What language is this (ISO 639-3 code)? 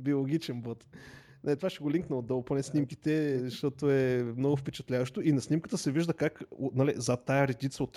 bul